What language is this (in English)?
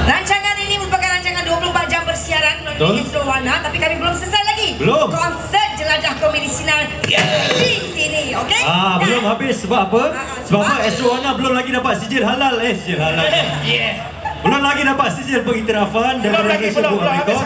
Malay